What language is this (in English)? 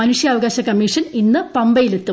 Malayalam